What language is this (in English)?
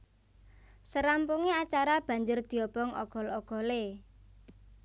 Javanese